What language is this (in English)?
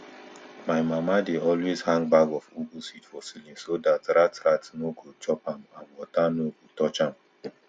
Nigerian Pidgin